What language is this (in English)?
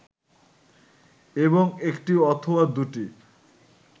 Bangla